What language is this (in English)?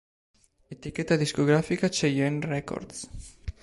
Italian